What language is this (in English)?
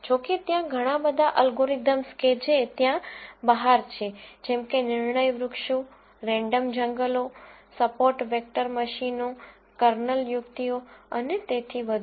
Gujarati